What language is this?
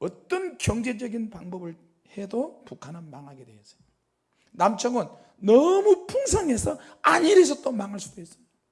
Korean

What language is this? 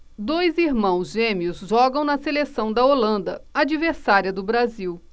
Portuguese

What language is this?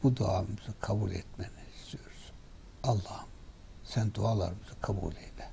Turkish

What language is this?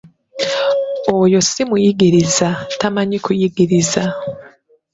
Ganda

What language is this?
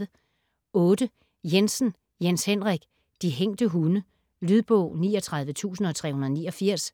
Danish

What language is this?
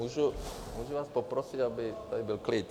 Czech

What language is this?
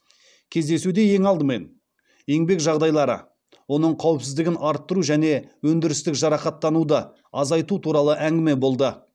Kazakh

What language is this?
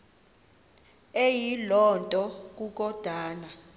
Xhosa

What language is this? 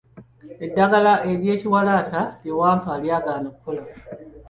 Ganda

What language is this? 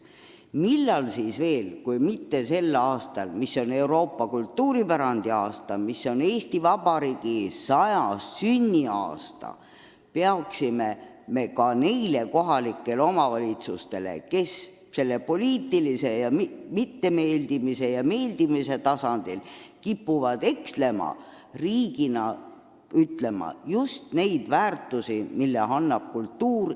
Estonian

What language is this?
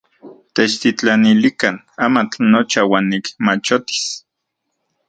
Central Puebla Nahuatl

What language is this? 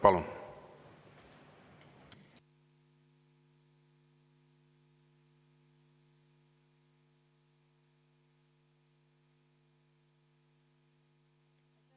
Estonian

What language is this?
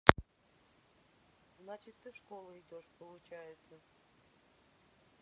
Russian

